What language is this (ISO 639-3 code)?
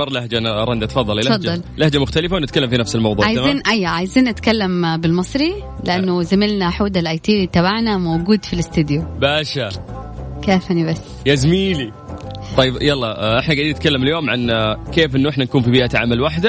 ara